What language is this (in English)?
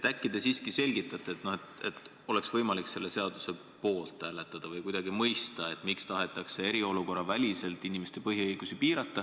Estonian